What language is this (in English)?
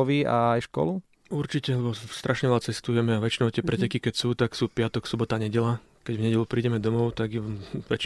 Slovak